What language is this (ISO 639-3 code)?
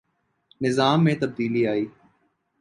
urd